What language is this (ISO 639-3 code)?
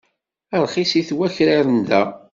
kab